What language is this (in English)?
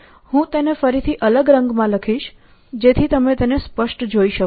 Gujarati